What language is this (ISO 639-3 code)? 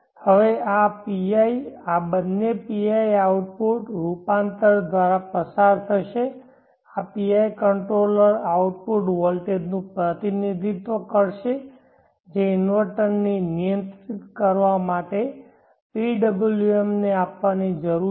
guj